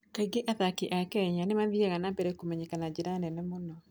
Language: Kikuyu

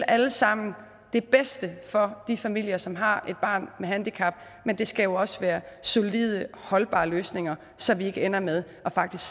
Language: Danish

